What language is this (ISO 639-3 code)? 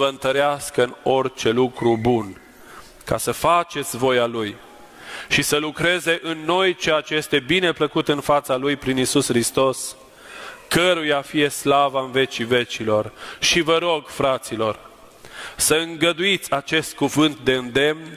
ron